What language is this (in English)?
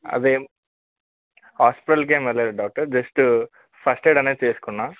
Telugu